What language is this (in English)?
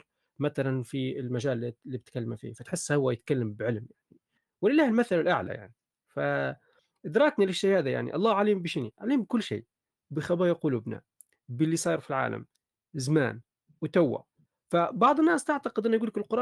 Arabic